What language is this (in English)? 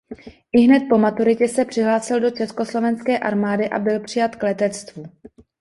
Czech